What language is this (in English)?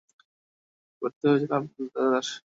Bangla